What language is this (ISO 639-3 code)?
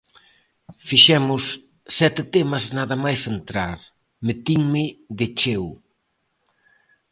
glg